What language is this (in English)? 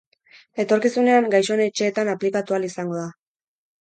Basque